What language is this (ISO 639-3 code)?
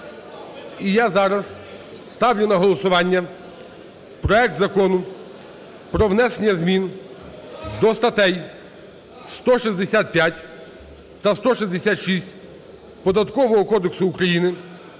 ukr